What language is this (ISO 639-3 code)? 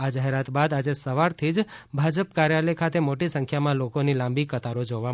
guj